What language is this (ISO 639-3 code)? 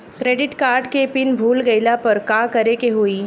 bho